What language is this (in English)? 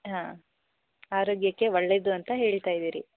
Kannada